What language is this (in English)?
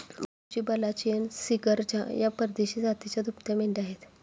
Marathi